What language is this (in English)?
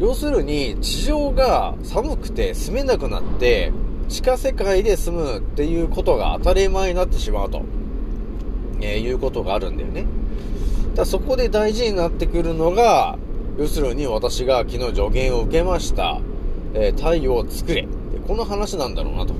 Japanese